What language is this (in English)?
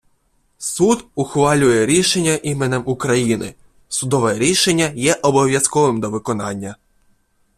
Ukrainian